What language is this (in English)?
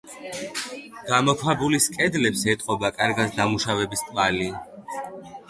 Georgian